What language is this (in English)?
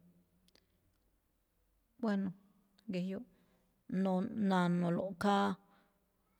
Malinaltepec Me'phaa